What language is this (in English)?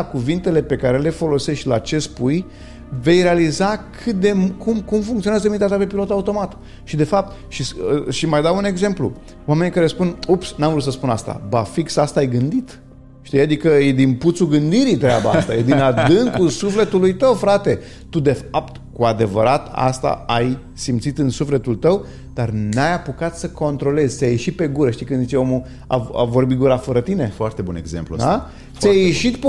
Romanian